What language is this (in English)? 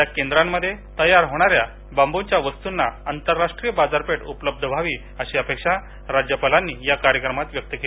Marathi